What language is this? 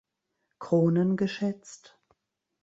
German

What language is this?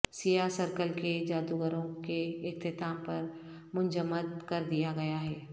Urdu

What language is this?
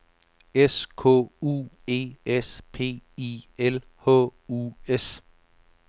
Danish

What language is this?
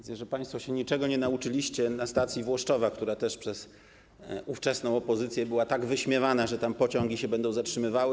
Polish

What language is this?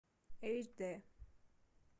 Russian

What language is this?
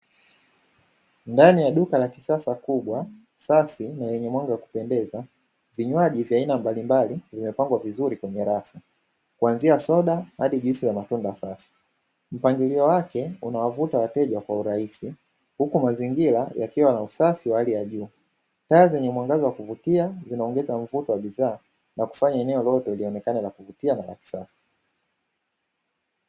Swahili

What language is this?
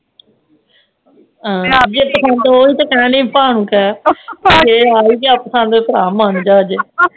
Punjabi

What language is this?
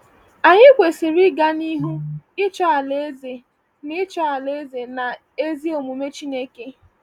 Igbo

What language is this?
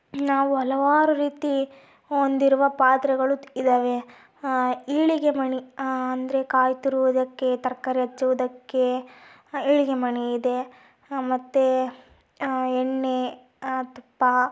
Kannada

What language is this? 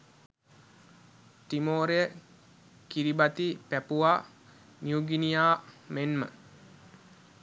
Sinhala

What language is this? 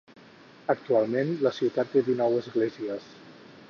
Catalan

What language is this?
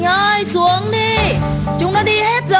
Vietnamese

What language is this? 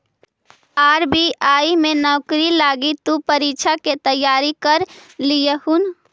Magahi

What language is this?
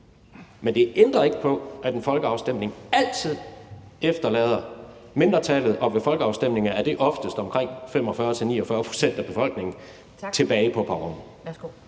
Danish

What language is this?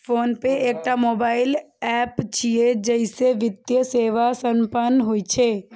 Maithili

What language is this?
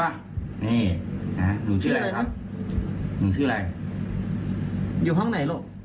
Thai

